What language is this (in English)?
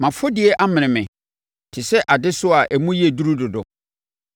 Akan